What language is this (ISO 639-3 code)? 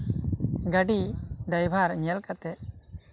sat